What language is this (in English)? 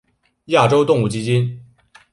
Chinese